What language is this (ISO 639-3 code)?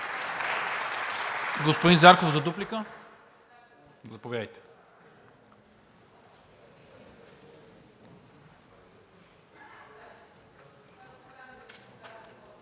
bul